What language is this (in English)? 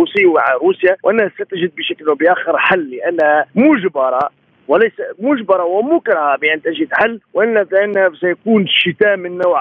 Arabic